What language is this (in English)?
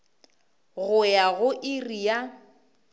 Northern Sotho